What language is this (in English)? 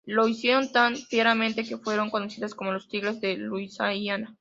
Spanish